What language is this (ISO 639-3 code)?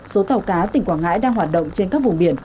vie